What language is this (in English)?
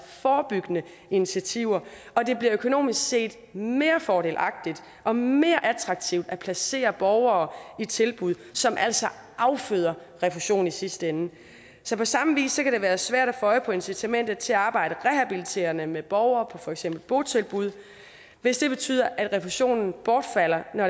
Danish